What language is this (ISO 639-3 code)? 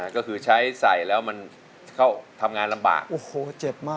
tha